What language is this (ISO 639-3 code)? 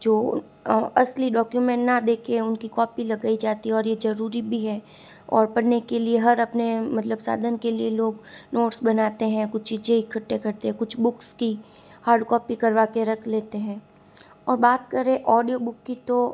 hin